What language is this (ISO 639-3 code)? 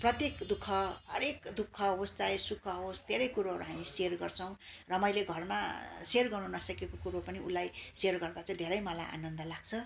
nep